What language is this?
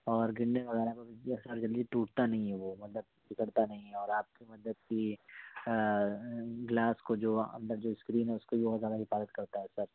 Urdu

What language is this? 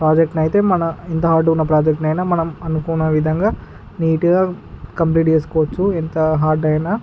Telugu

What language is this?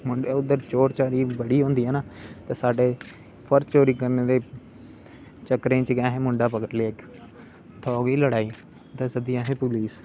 Dogri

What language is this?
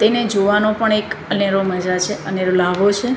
Gujarati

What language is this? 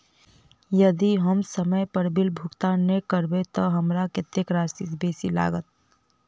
Maithili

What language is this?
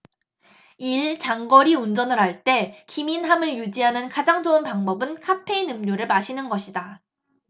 Korean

